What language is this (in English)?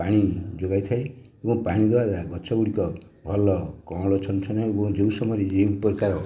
Odia